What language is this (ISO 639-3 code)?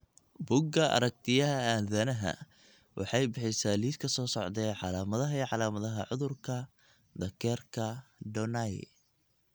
som